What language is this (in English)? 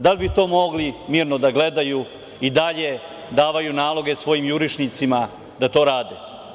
Serbian